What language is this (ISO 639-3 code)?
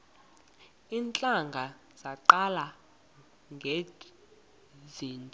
xho